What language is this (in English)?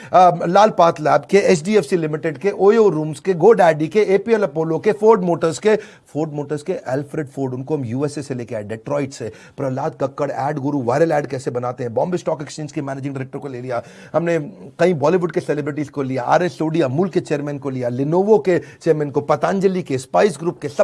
Hindi